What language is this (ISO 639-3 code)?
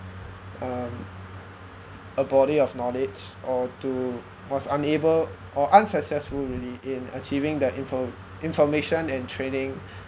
eng